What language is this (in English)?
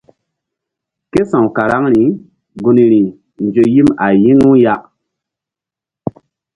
Mbum